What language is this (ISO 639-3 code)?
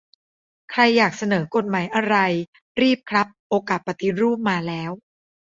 tha